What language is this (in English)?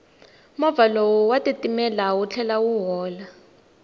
Tsonga